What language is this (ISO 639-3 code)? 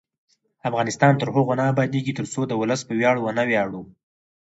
pus